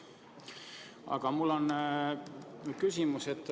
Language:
Estonian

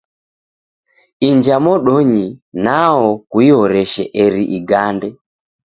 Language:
Taita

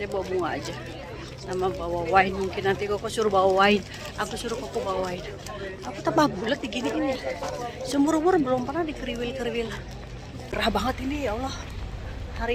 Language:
Indonesian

